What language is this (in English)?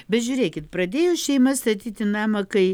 Lithuanian